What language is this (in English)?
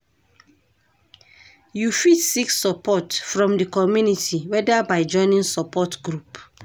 Nigerian Pidgin